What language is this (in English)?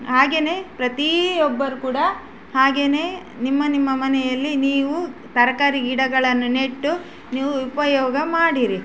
Kannada